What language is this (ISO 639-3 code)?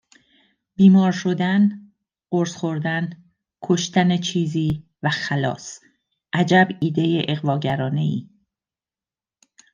fas